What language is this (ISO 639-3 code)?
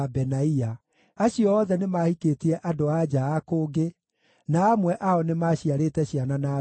kik